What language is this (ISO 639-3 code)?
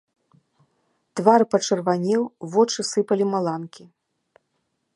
bel